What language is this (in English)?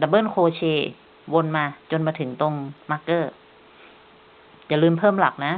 Thai